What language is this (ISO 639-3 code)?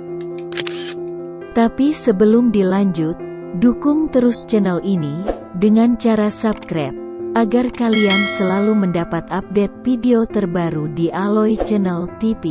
ind